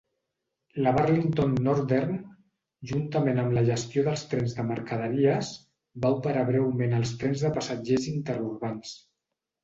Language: Catalan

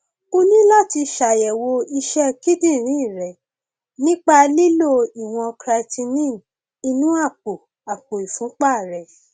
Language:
Yoruba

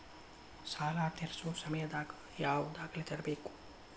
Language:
Kannada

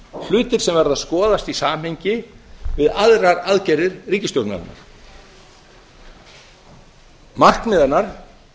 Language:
Icelandic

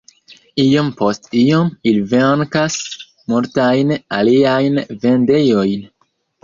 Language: Esperanto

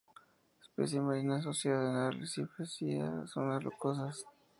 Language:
Spanish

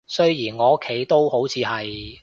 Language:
Cantonese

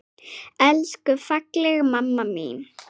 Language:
Icelandic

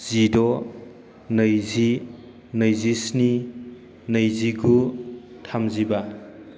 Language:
Bodo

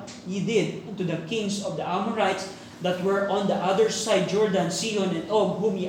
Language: Filipino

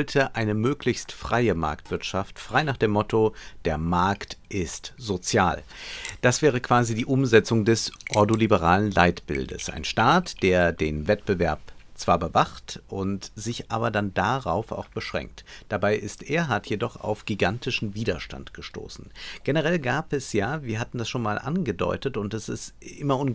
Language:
German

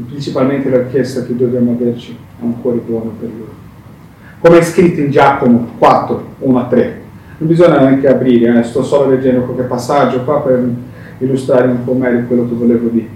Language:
Italian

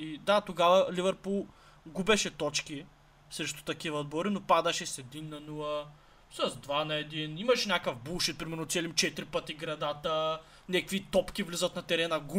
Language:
Bulgarian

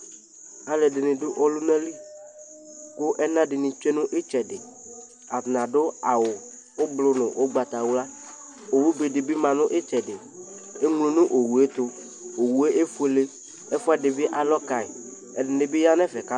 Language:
Ikposo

